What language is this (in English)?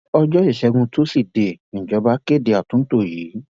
Yoruba